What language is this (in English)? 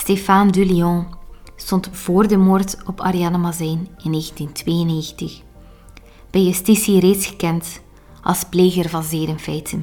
Dutch